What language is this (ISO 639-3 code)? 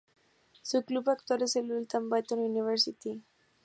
spa